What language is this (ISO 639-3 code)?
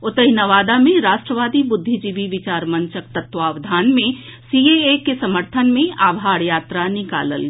mai